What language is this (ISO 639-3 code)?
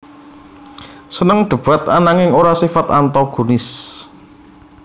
jav